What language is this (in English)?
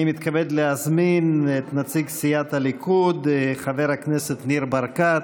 Hebrew